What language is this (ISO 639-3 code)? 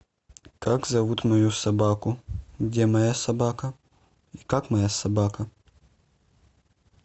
rus